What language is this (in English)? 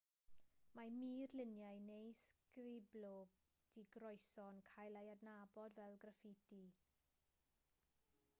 Welsh